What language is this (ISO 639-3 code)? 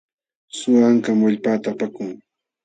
qxw